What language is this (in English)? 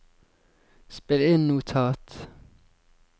Norwegian